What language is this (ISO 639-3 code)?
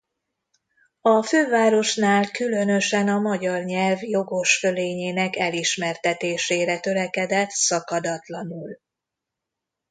hun